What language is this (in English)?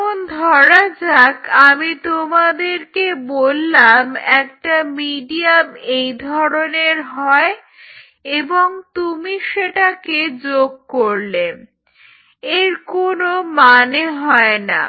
Bangla